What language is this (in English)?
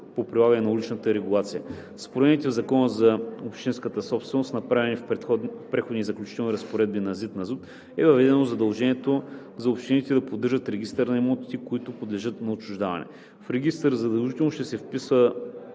Bulgarian